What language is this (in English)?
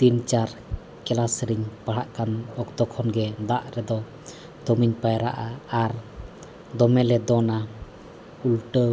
Santali